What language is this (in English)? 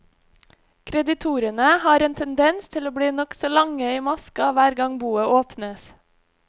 Norwegian